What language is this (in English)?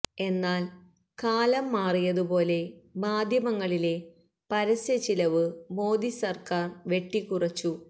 Malayalam